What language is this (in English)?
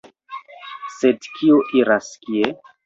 Esperanto